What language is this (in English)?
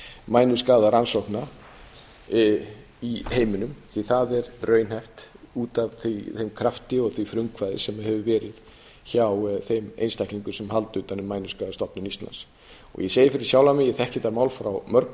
Icelandic